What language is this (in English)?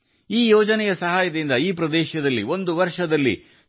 Kannada